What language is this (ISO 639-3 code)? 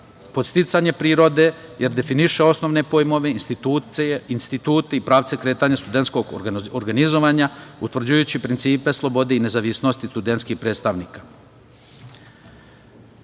srp